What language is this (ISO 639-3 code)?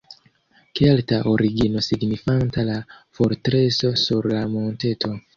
epo